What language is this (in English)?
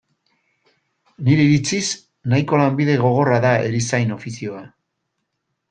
Basque